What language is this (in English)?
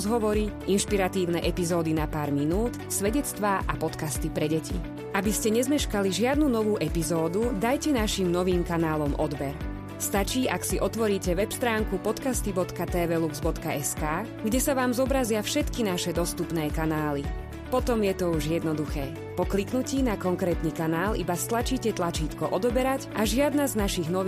Slovak